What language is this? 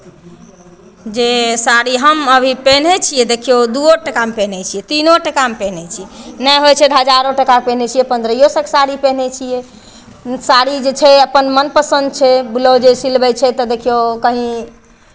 Maithili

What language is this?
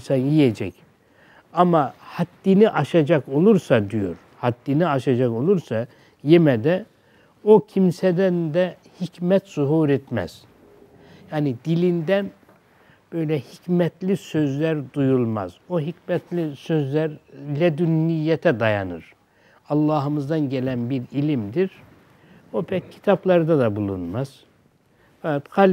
Turkish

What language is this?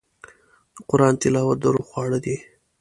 Pashto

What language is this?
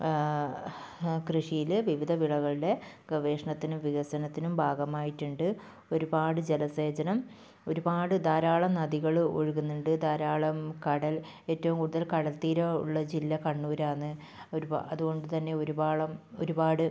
Malayalam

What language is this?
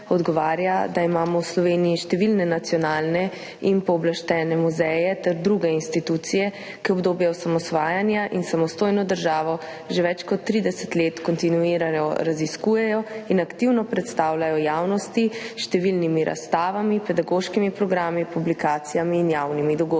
Slovenian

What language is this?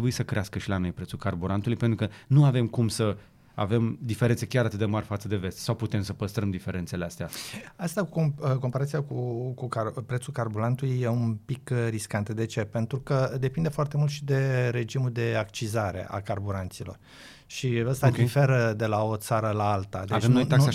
Romanian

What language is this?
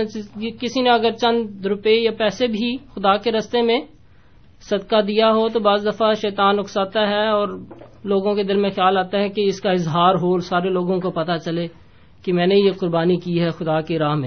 Urdu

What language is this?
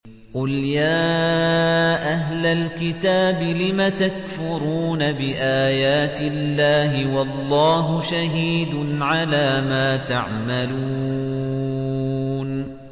Arabic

